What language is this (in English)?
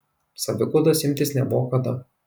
Lithuanian